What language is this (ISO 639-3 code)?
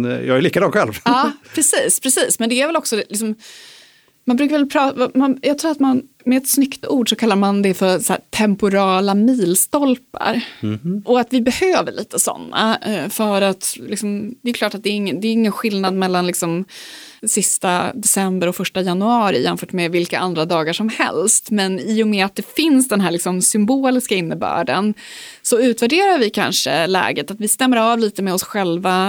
swe